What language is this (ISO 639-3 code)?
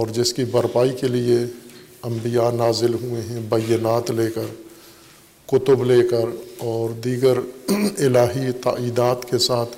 urd